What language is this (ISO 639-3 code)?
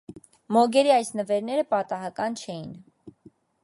hye